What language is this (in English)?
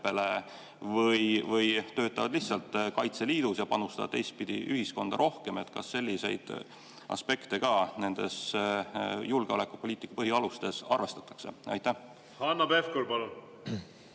Estonian